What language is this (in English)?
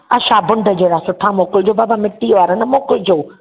Sindhi